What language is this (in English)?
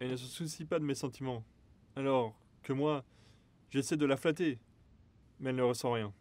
French